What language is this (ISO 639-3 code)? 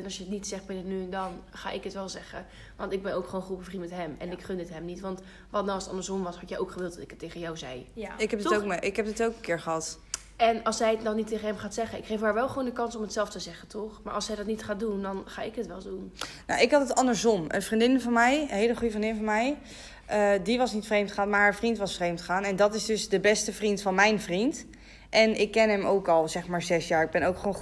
nld